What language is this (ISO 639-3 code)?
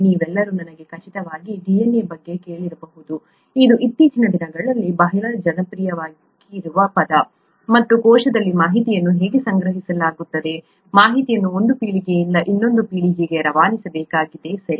kan